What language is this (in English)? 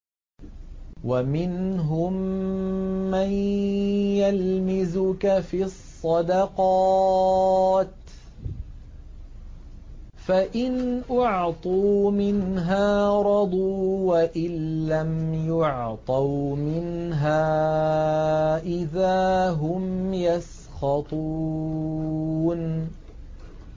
Arabic